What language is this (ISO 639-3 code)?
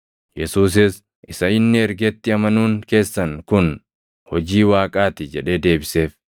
orm